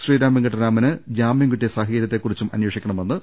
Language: Malayalam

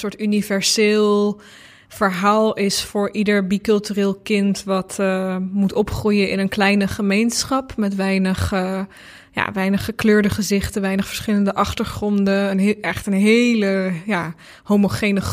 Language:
Dutch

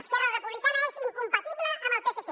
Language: Catalan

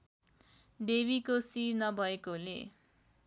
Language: Nepali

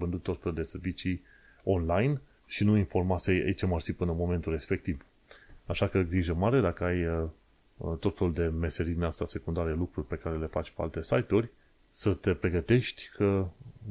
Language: Romanian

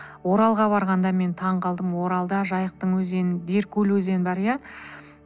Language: Kazakh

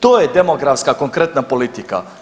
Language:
Croatian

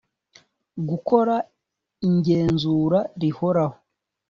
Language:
Kinyarwanda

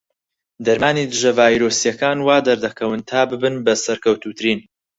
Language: Central Kurdish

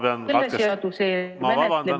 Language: Estonian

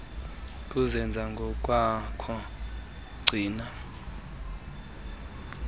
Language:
Xhosa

